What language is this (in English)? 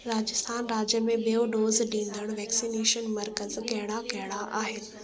Sindhi